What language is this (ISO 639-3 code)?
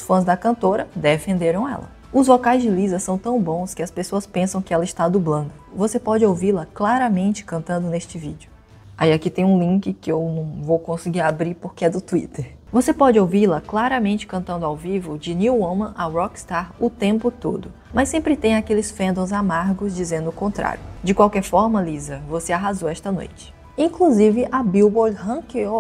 por